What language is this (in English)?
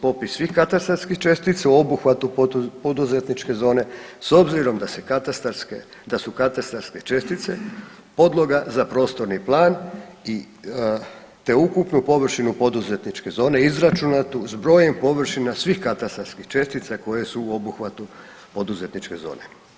Croatian